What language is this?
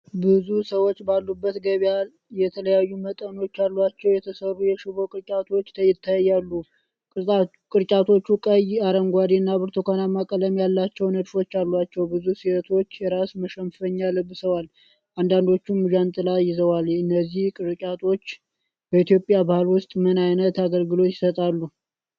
Amharic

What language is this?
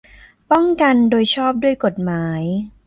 Thai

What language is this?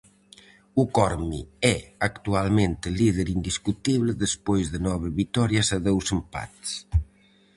Galician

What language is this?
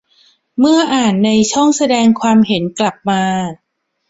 Thai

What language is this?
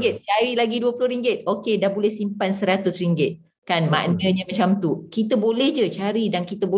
Malay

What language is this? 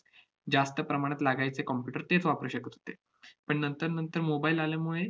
Marathi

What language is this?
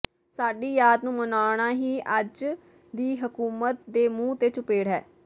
Punjabi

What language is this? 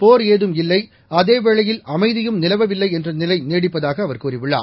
Tamil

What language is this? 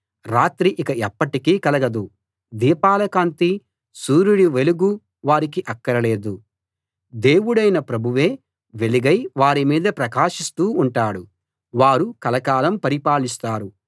Telugu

